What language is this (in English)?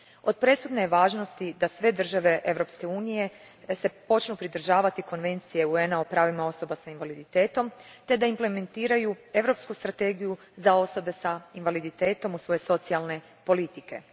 Croatian